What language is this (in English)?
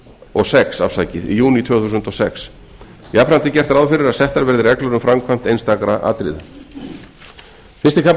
Icelandic